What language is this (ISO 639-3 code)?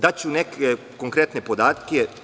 srp